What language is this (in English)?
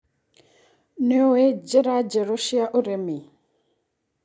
Kikuyu